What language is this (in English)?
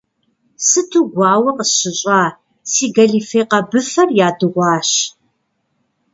Kabardian